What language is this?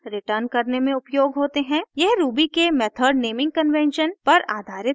Hindi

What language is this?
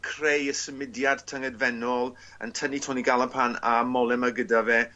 Welsh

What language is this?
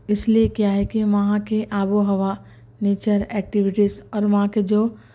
Urdu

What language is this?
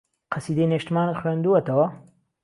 Central Kurdish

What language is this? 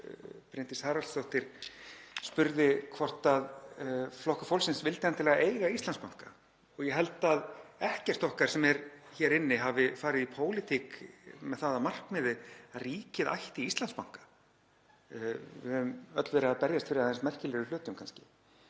Icelandic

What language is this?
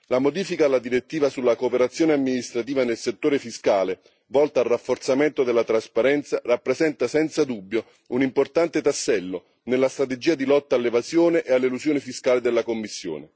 Italian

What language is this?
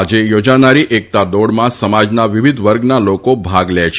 Gujarati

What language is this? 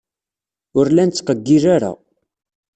Kabyle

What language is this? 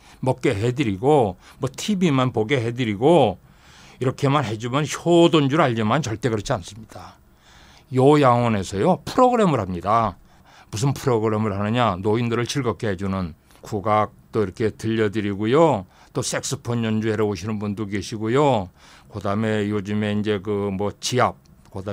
Korean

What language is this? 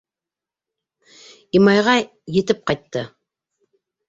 Bashkir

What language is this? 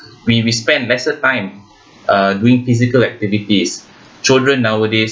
English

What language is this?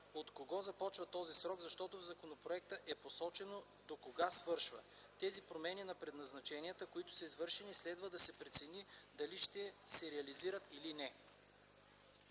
Bulgarian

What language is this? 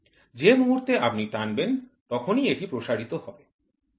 Bangla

